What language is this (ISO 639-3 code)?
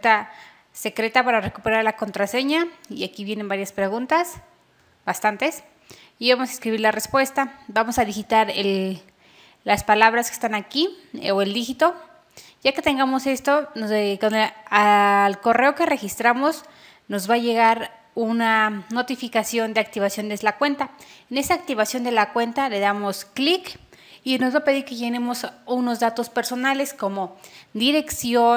spa